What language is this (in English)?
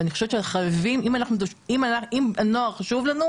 Hebrew